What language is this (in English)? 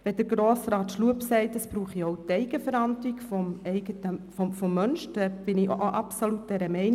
Swiss German